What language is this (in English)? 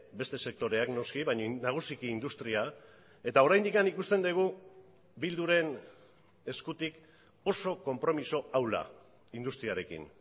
Basque